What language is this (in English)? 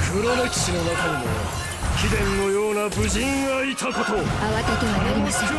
Japanese